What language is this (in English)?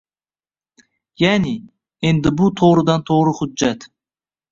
Uzbek